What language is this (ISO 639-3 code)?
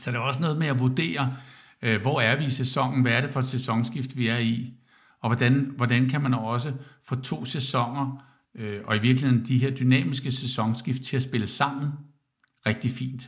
dan